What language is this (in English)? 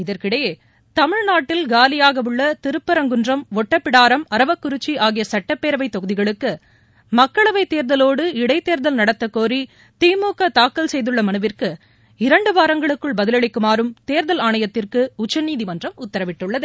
Tamil